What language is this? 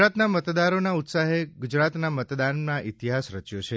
Gujarati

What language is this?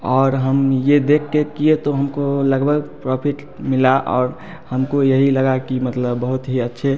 Hindi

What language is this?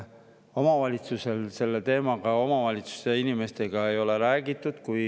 Estonian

